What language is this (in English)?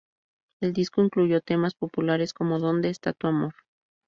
Spanish